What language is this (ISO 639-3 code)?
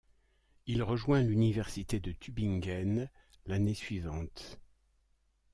fra